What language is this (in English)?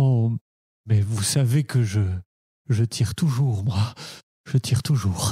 French